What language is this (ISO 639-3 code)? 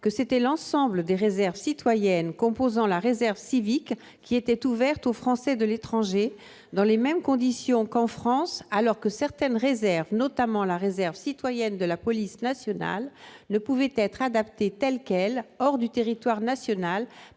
fra